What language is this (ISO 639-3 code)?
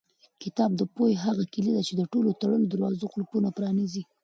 pus